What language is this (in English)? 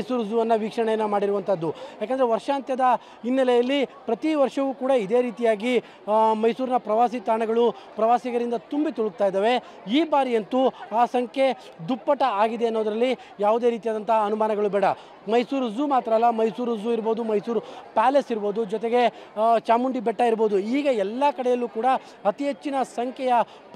Kannada